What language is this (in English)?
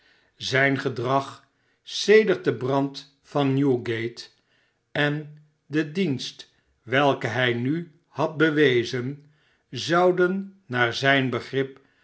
Dutch